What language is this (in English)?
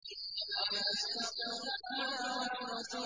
Arabic